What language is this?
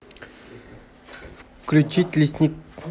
Russian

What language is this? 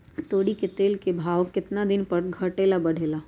Magahi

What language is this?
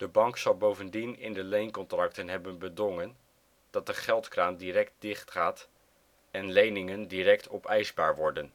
Dutch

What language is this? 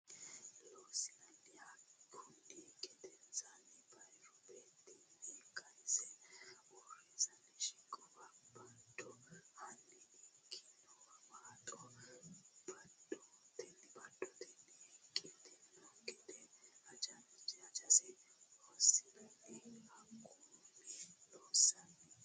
Sidamo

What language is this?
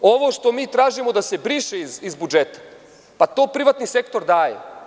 Serbian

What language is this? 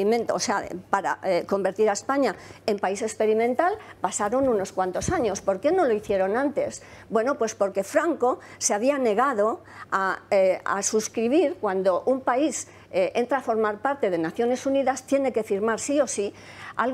Spanish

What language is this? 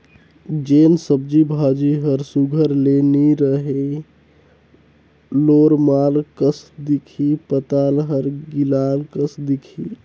Chhattisgarhi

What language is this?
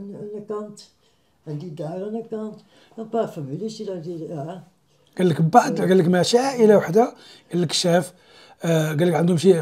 Arabic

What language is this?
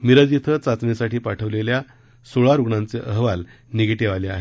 Marathi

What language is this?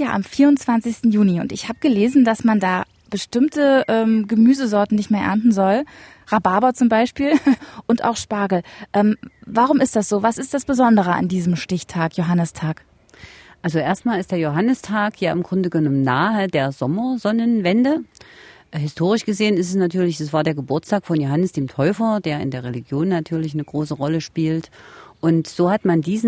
German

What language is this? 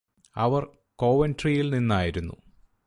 Malayalam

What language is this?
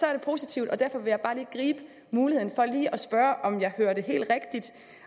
Danish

